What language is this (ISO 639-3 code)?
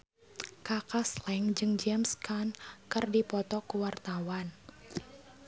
sun